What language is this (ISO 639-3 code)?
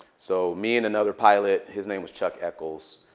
eng